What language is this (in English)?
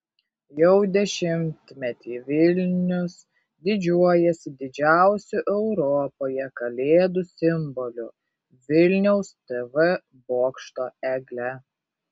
Lithuanian